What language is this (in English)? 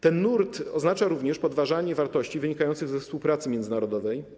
Polish